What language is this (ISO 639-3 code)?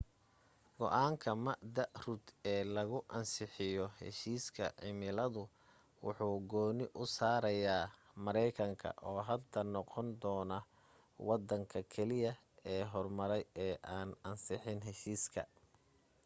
som